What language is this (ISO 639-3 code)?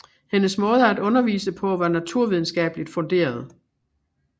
dan